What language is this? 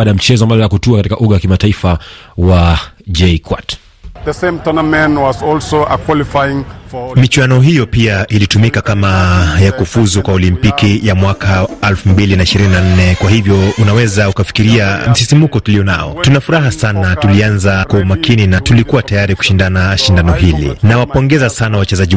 Swahili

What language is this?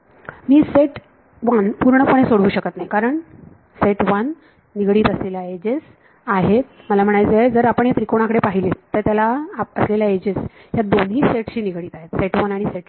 Marathi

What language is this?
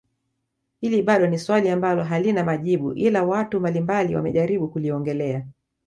Swahili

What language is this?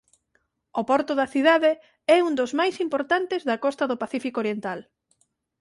Galician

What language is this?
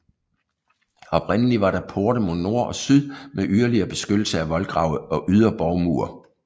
Danish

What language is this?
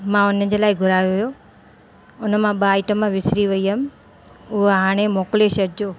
Sindhi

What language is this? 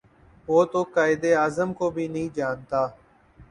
Urdu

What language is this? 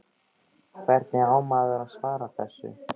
Icelandic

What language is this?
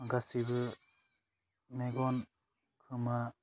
Bodo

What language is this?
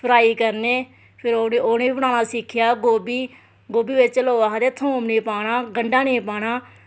Dogri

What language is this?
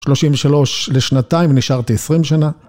Hebrew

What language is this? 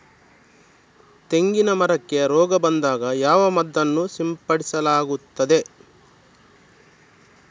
Kannada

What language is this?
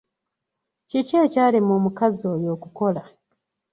Ganda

